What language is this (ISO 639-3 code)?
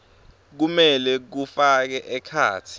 ssw